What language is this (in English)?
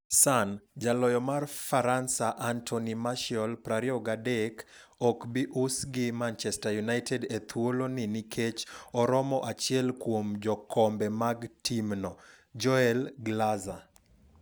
Luo (Kenya and Tanzania)